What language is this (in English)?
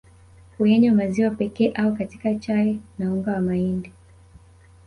Swahili